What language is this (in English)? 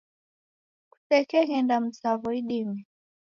Taita